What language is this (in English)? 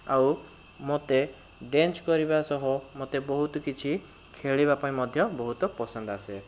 Odia